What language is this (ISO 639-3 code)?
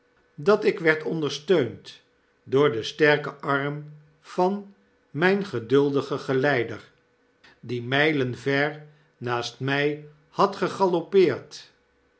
nld